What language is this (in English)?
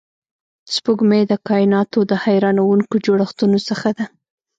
Pashto